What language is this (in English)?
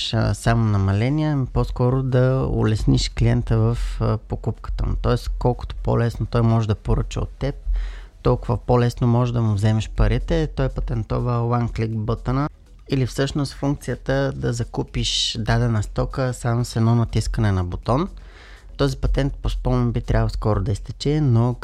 Bulgarian